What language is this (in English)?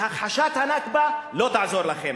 Hebrew